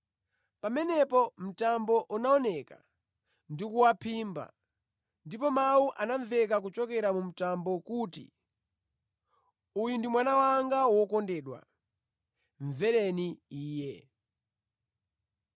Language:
Nyanja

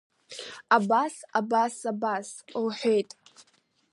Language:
Abkhazian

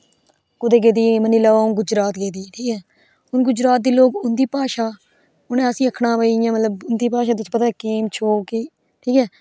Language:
Dogri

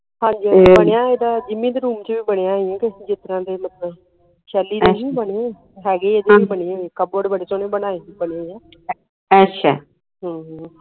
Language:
Punjabi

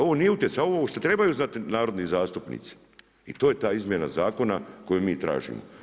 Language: Croatian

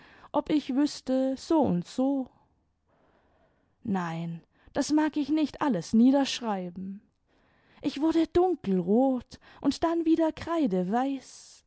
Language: German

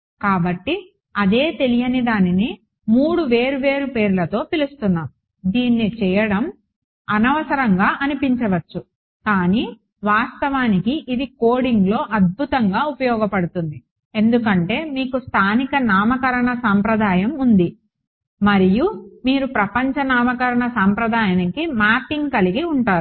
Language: Telugu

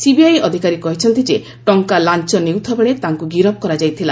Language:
Odia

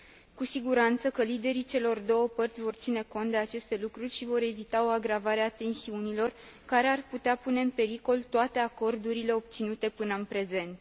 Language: Romanian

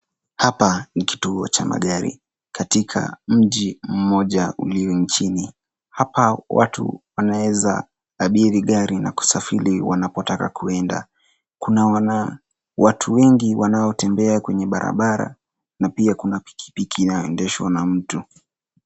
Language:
Swahili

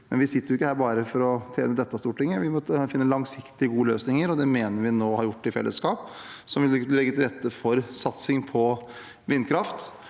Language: Norwegian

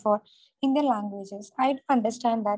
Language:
Malayalam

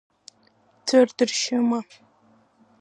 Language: Abkhazian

